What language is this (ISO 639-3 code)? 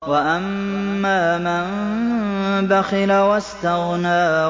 ara